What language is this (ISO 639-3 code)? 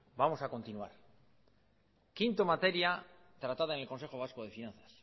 spa